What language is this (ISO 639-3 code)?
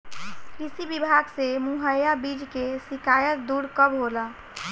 bho